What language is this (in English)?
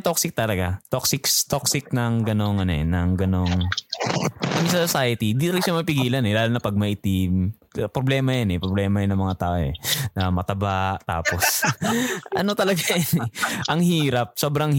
Filipino